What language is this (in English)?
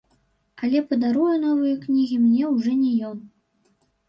Belarusian